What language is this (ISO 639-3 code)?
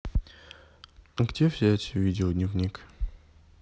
rus